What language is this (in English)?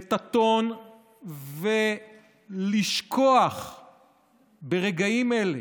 Hebrew